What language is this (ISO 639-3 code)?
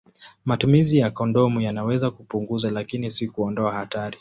swa